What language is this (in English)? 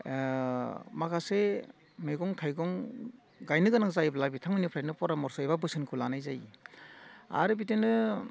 Bodo